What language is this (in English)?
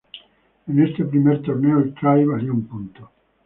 Spanish